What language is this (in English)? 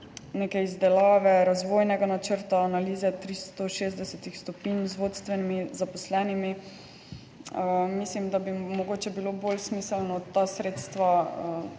Slovenian